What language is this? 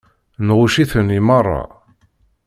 Kabyle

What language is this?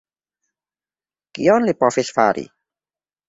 Esperanto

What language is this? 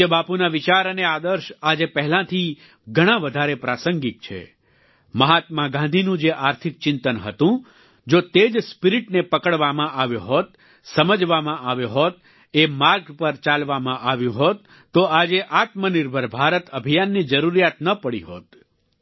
Gujarati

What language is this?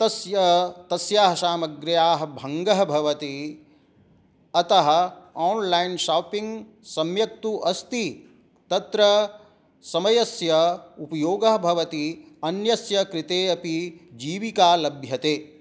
Sanskrit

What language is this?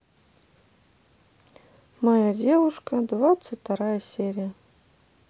Russian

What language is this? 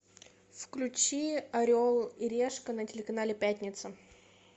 Russian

